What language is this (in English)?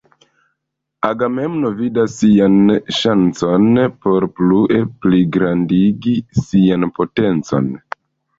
Esperanto